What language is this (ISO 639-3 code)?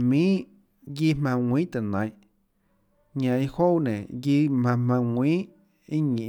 ctl